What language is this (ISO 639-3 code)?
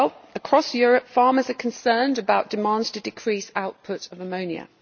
eng